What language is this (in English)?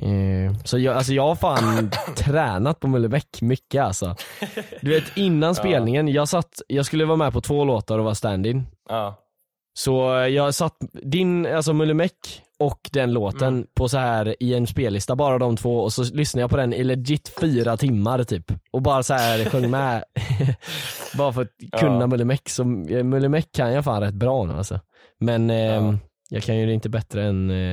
Swedish